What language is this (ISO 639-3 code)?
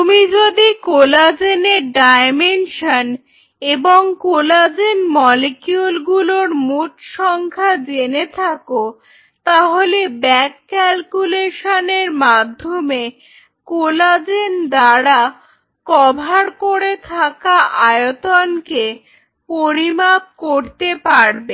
ben